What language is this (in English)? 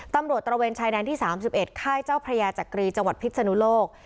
Thai